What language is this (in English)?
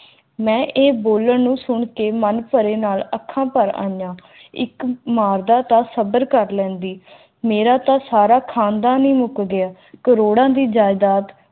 Punjabi